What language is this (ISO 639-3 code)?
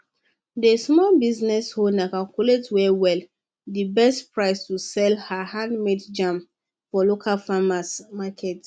pcm